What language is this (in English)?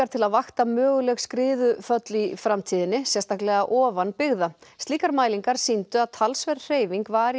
Icelandic